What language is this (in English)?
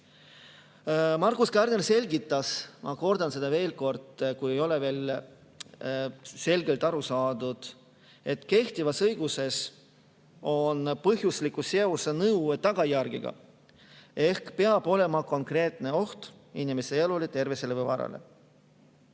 Estonian